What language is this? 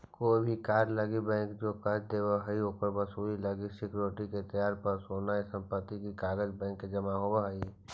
Magahi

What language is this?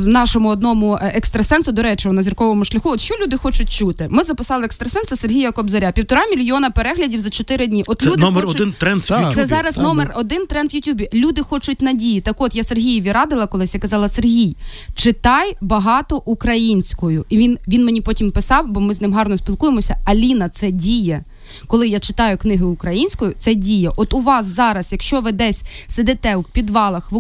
Ukrainian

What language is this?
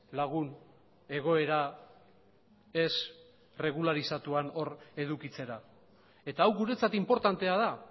Basque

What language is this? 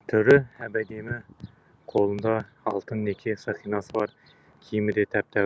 Kazakh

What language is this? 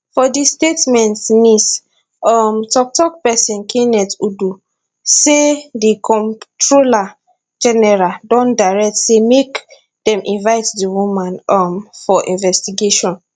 Nigerian Pidgin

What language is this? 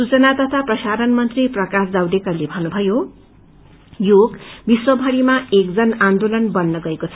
Nepali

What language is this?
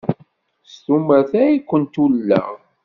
Kabyle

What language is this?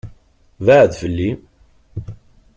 Kabyle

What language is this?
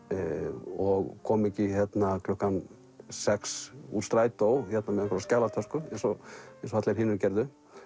Icelandic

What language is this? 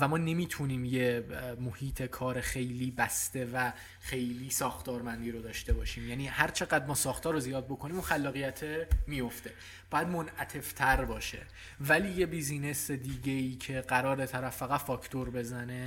Persian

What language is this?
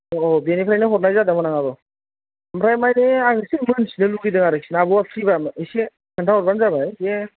Bodo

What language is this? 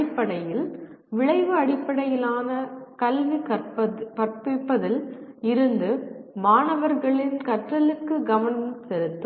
Tamil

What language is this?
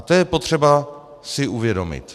Czech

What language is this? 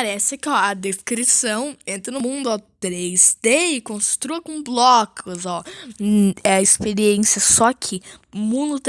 Portuguese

